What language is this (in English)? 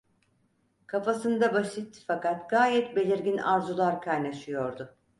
Turkish